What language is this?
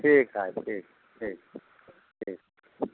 Maithili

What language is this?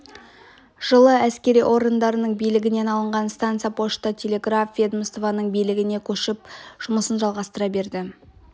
Kazakh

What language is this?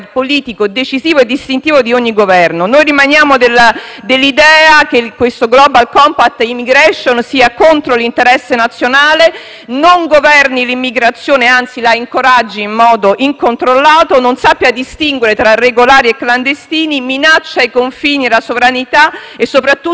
Italian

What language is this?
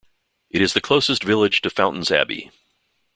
English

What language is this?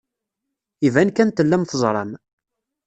Kabyle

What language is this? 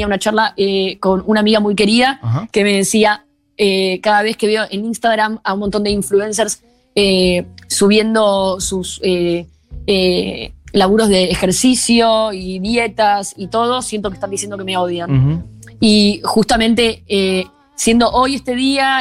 Spanish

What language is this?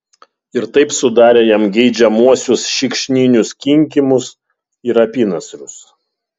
Lithuanian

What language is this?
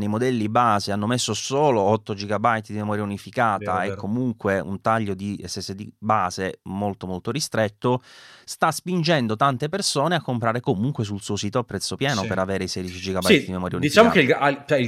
Italian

